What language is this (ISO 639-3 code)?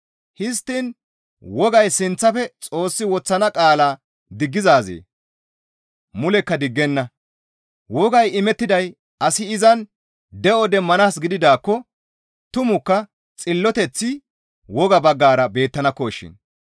gmv